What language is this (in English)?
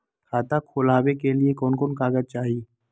Magahi